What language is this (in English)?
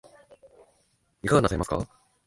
Japanese